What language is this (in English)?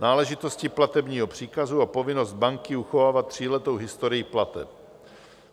Czech